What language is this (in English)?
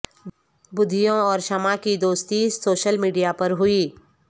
Urdu